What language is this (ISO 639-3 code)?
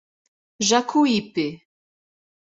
por